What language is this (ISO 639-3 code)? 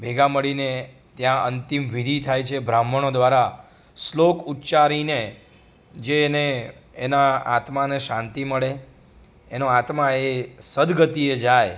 guj